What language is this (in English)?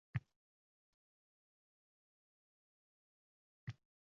Uzbek